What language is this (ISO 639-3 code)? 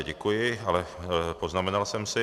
ces